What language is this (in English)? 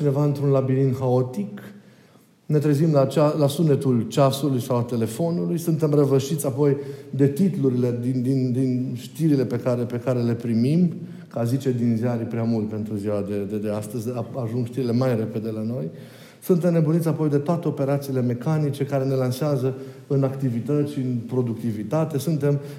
Romanian